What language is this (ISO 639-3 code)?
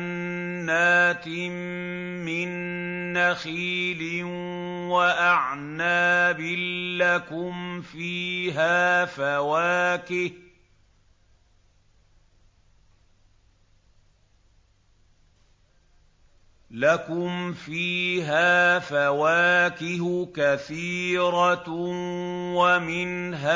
ara